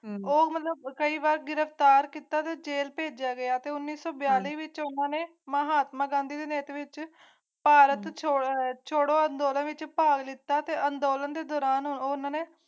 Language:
Punjabi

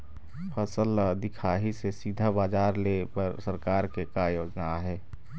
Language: Chhattisgarhi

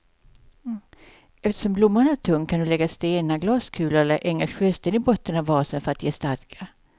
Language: Swedish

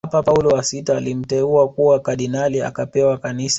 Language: Swahili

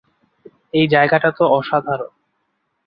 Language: Bangla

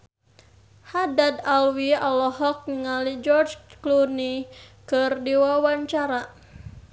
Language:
Sundanese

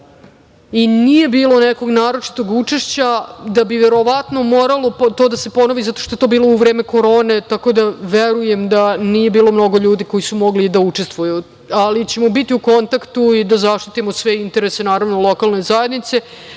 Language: Serbian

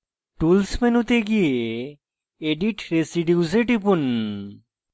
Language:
Bangla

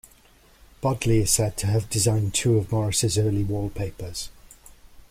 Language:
English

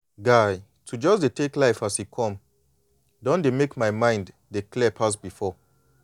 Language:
Nigerian Pidgin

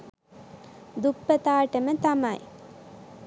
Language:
Sinhala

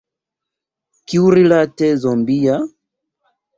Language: Esperanto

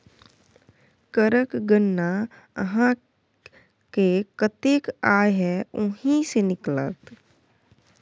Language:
Maithili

